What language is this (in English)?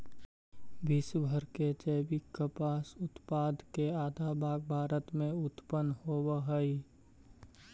Magahi